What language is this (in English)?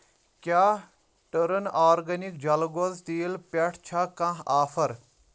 Kashmiri